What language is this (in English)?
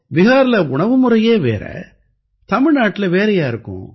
Tamil